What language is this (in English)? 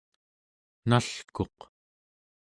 Central Yupik